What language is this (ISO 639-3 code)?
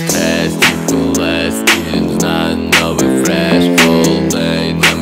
rus